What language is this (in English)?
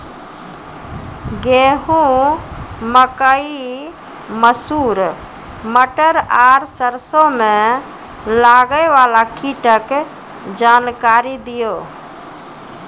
Maithili